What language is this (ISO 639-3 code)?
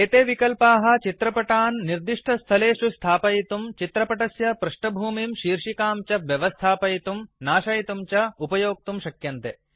san